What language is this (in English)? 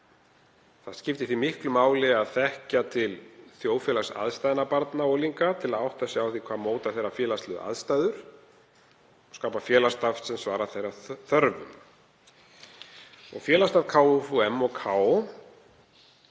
Icelandic